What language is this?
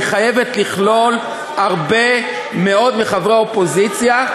Hebrew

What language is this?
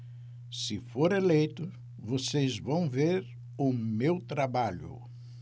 Portuguese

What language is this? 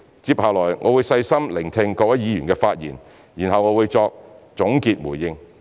Cantonese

